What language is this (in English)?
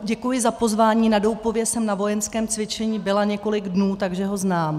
Czech